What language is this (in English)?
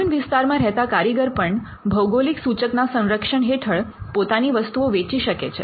Gujarati